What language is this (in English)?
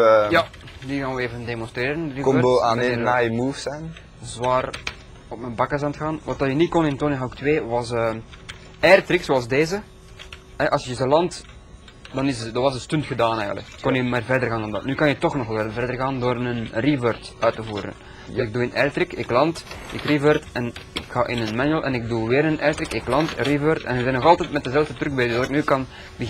Dutch